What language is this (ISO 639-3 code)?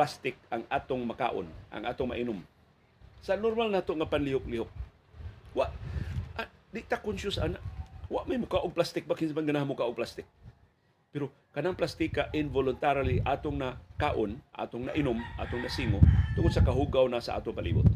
fil